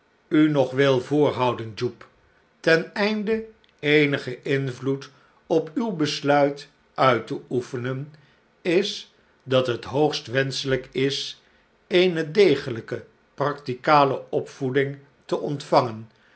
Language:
Dutch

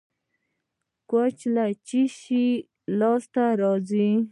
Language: Pashto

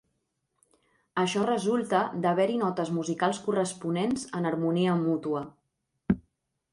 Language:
Catalan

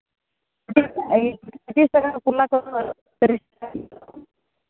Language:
Santali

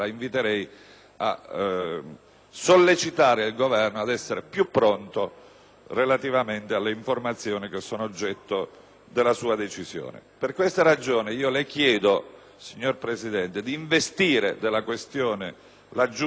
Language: Italian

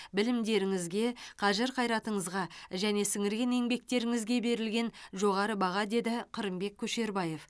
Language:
Kazakh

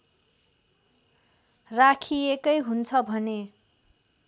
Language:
Nepali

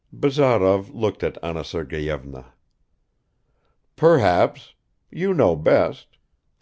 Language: English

